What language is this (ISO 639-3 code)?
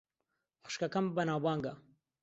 ckb